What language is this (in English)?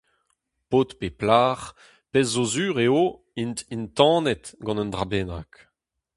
Breton